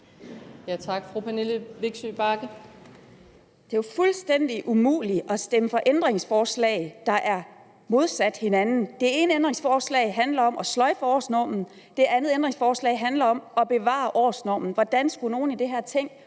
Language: Danish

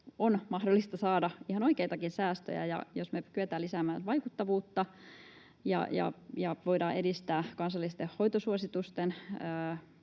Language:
Finnish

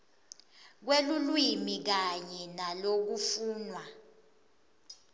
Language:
Swati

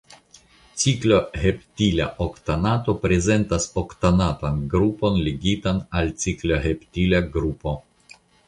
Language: Esperanto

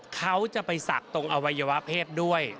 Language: Thai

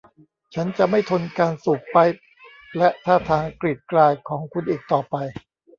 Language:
Thai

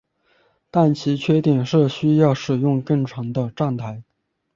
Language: Chinese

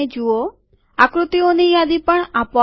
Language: Gujarati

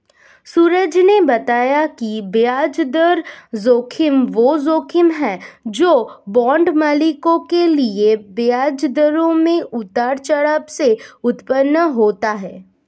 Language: Hindi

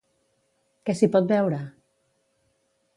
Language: Catalan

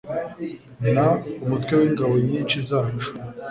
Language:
Kinyarwanda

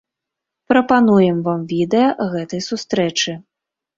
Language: Belarusian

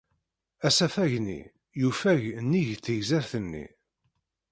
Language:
Kabyle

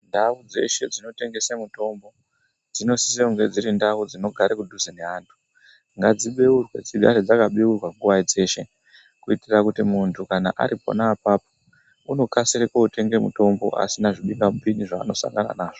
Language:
Ndau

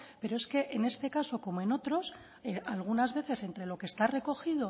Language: Spanish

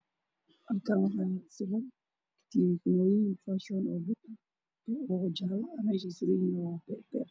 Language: Somali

